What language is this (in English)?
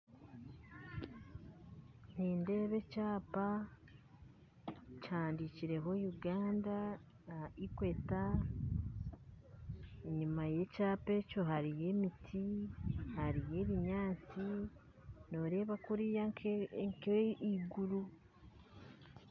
Nyankole